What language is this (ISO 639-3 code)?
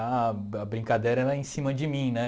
por